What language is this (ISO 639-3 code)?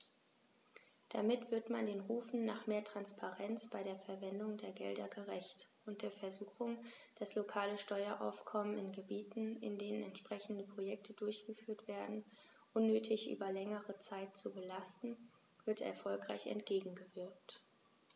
deu